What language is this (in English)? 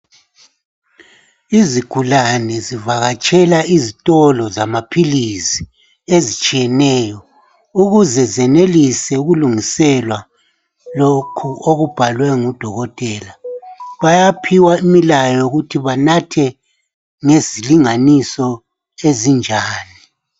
North Ndebele